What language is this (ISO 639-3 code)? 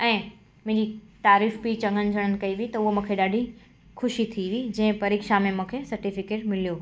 snd